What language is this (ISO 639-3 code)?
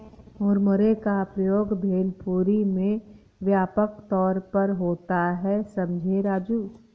hin